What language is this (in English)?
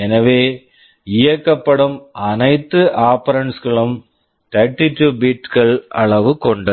Tamil